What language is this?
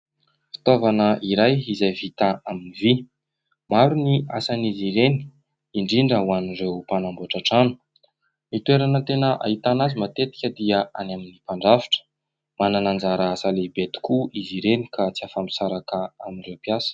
Malagasy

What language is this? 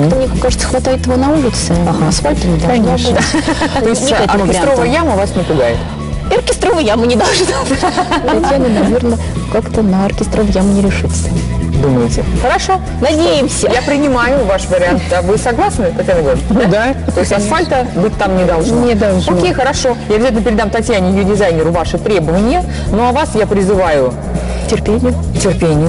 Russian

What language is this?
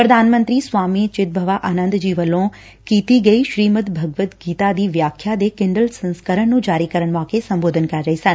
Punjabi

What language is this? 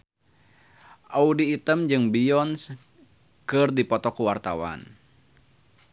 Sundanese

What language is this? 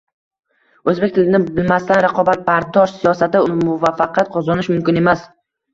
Uzbek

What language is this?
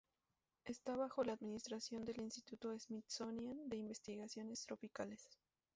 Spanish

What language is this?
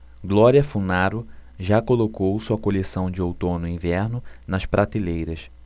Portuguese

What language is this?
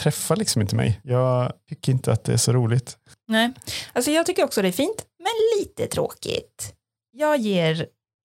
Swedish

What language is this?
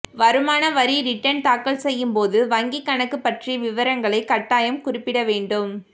Tamil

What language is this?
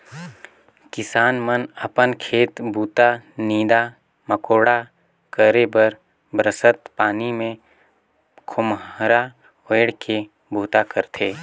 Chhattisgarhi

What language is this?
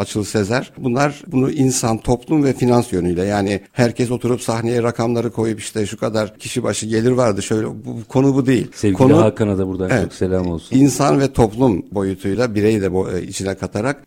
Turkish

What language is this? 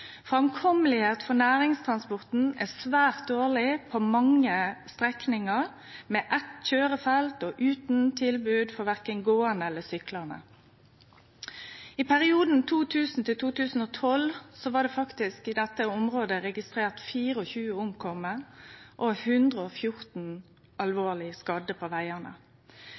Norwegian Nynorsk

